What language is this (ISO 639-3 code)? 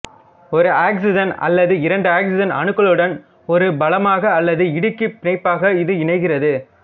tam